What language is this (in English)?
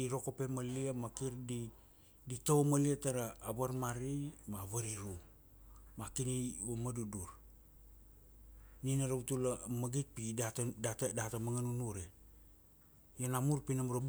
Kuanua